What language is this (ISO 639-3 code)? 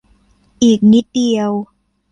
tha